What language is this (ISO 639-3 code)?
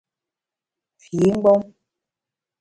bax